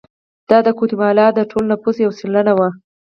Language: Pashto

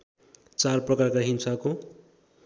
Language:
Nepali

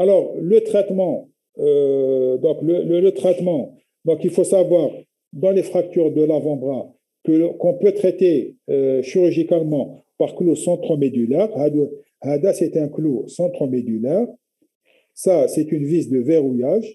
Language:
French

